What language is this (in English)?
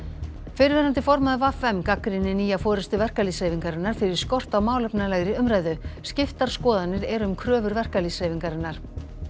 Icelandic